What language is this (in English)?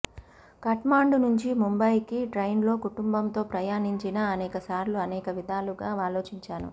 Telugu